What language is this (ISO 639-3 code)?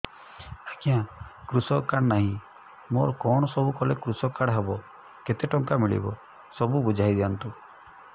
ori